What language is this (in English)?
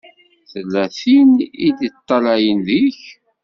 Kabyle